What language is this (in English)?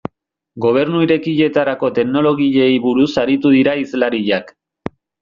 Basque